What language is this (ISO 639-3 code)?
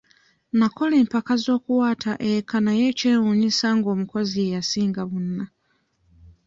lug